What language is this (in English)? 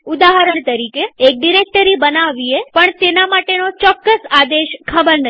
Gujarati